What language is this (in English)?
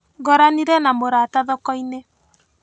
Kikuyu